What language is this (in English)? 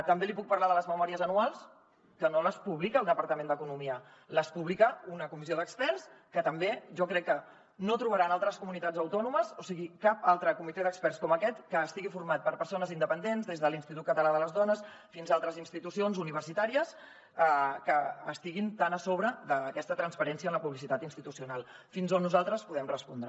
Catalan